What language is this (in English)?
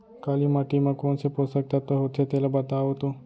Chhattisgarhi